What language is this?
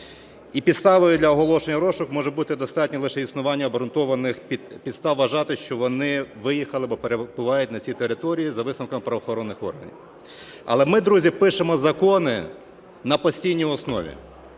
Ukrainian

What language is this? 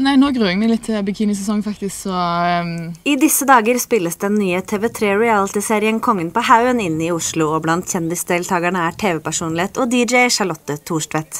Norwegian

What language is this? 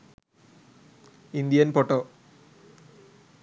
Sinhala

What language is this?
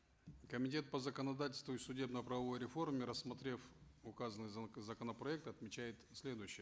Kazakh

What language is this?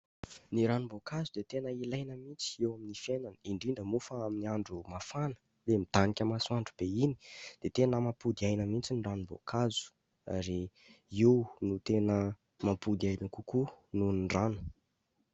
Malagasy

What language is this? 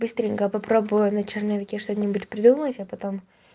Russian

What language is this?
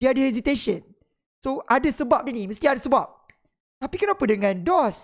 Malay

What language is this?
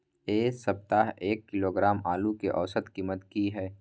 Maithili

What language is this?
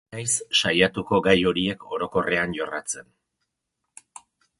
Basque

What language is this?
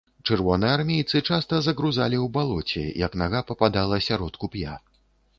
Belarusian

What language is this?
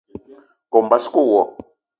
Eton (Cameroon)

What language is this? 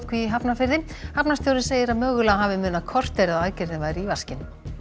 Icelandic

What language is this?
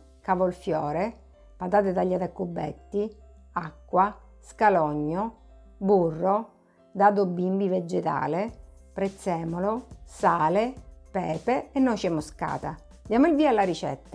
Italian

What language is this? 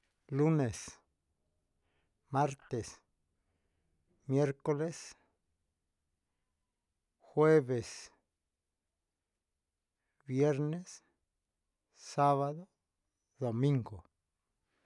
Huitepec Mixtec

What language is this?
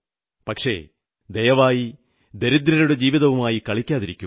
Malayalam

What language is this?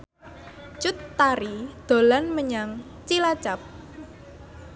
Javanese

